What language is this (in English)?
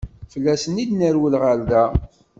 Kabyle